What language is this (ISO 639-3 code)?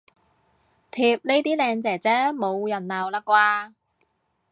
yue